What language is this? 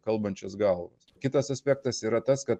Lithuanian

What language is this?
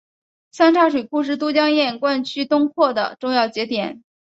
Chinese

